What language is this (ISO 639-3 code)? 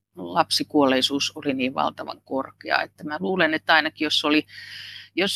fin